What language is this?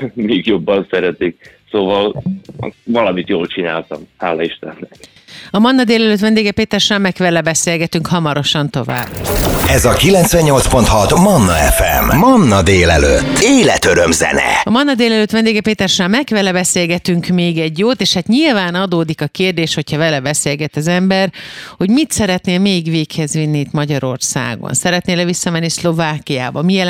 Hungarian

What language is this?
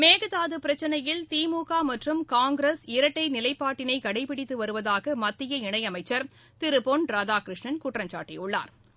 Tamil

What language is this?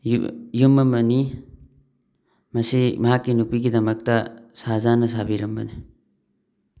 Manipuri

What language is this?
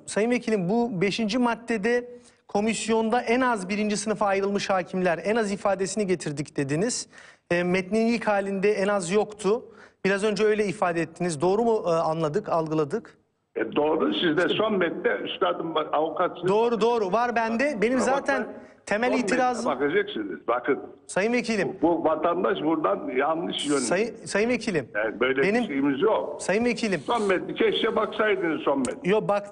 Turkish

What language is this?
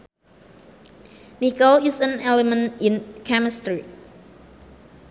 Sundanese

